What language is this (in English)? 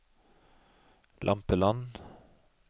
Norwegian